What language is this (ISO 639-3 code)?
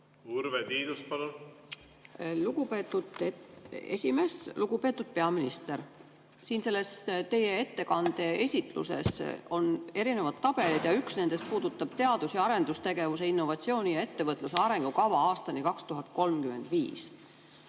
est